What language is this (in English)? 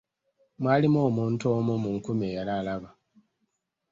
Ganda